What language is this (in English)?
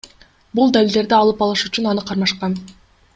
Kyrgyz